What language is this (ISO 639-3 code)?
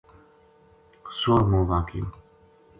gju